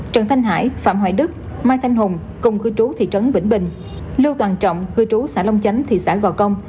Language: Vietnamese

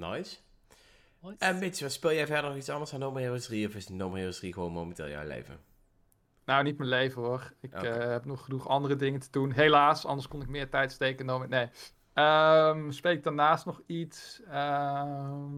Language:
Dutch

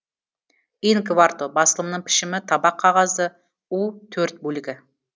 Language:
Kazakh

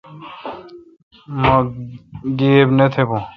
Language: Kalkoti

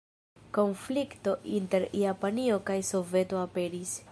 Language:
Esperanto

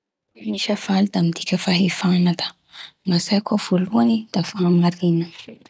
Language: Bara Malagasy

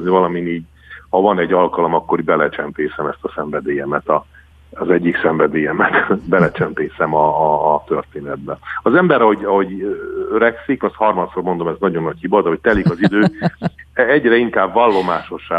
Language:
Hungarian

